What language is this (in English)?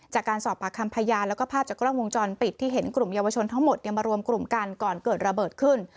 Thai